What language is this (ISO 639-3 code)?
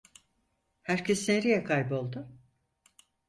tur